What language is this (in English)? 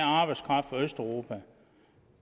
Danish